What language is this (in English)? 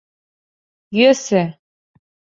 Mari